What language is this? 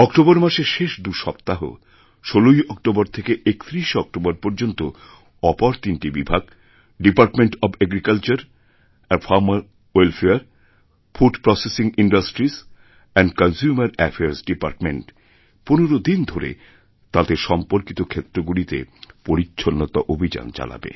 Bangla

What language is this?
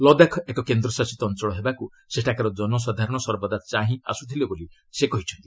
Odia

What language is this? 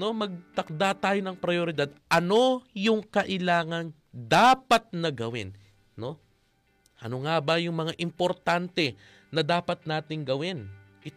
Filipino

